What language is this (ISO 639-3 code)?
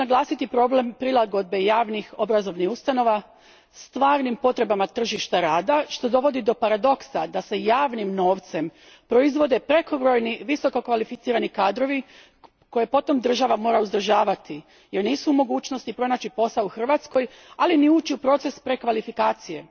hrv